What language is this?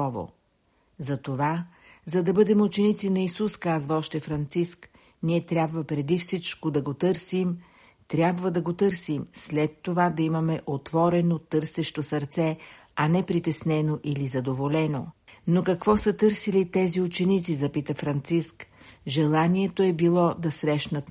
Bulgarian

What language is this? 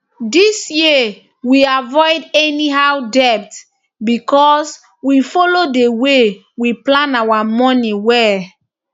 Nigerian Pidgin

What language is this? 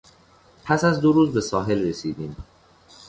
Persian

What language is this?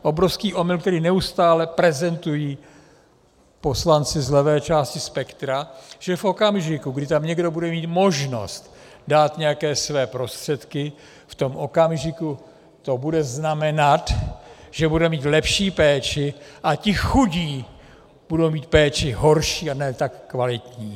Czech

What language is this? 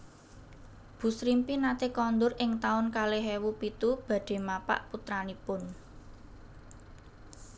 Javanese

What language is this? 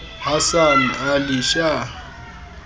Xhosa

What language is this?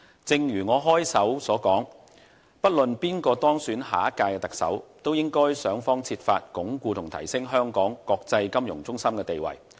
Cantonese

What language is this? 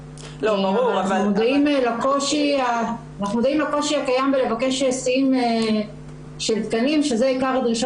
Hebrew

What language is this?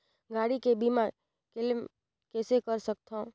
Chhattisgarhi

